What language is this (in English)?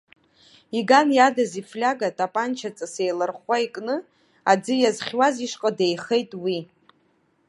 Abkhazian